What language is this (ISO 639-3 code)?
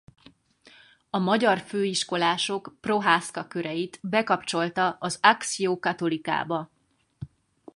hun